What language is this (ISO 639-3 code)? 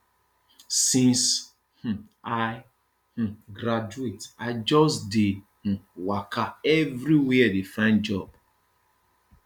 pcm